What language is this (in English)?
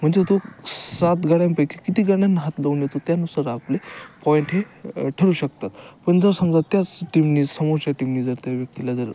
Marathi